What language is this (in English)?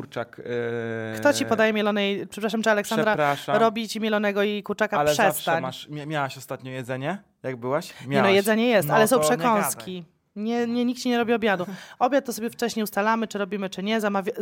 Polish